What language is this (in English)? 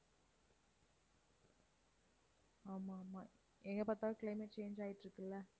Tamil